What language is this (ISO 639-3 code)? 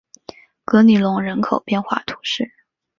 zho